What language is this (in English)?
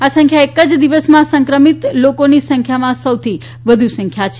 Gujarati